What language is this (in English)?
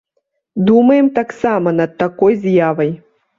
Belarusian